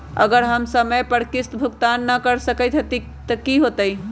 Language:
Magahi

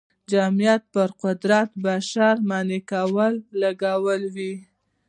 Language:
Pashto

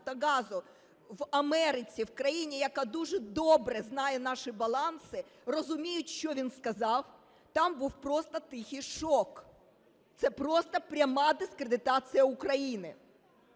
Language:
Ukrainian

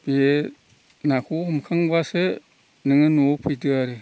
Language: Bodo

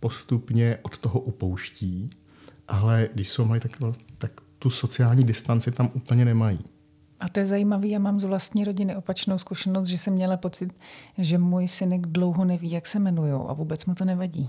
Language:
Czech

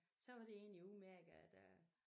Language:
Danish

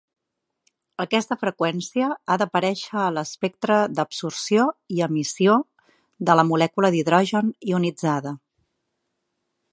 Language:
Catalan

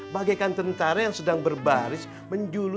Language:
Indonesian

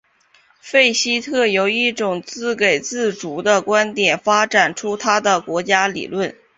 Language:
Chinese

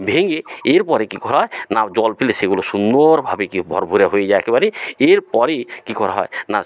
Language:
Bangla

